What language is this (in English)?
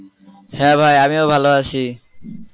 Bangla